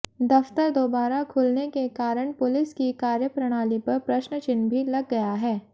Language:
Hindi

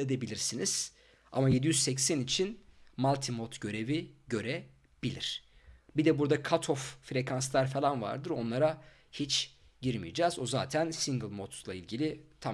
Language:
Turkish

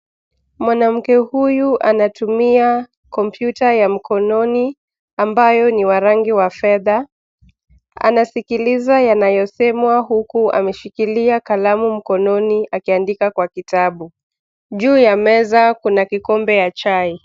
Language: Swahili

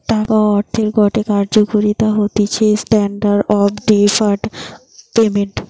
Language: Bangla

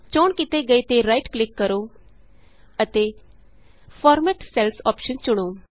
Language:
Punjabi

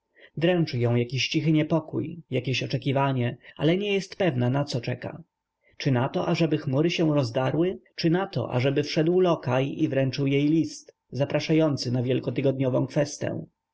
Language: Polish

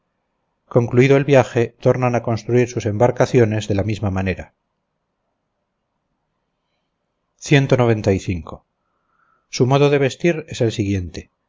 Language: Spanish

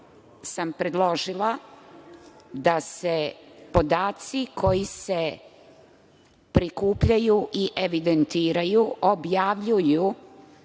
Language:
Serbian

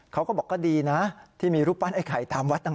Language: Thai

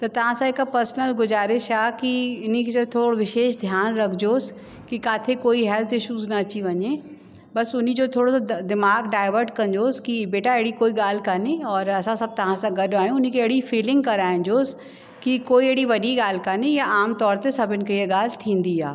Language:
Sindhi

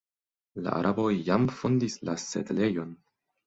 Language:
Esperanto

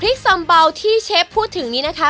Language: Thai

